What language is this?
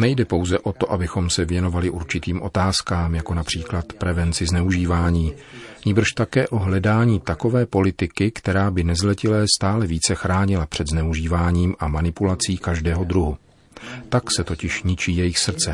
Czech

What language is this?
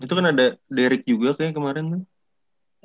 Indonesian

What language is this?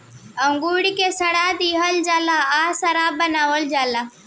Bhojpuri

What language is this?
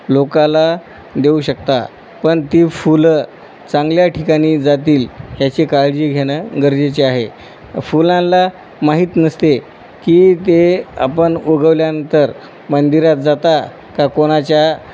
Marathi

